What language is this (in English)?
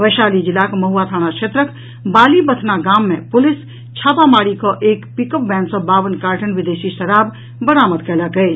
Maithili